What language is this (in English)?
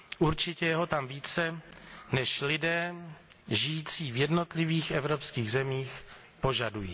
Czech